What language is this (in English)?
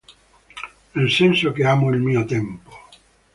Italian